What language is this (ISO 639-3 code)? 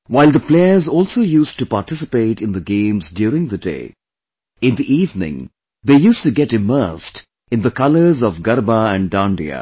eng